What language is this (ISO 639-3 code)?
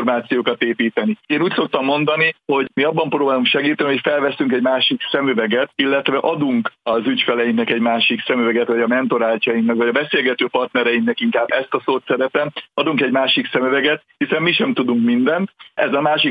hun